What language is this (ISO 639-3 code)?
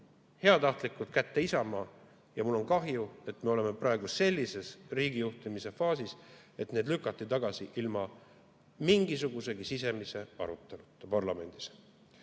est